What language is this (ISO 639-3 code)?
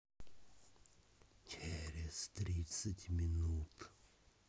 rus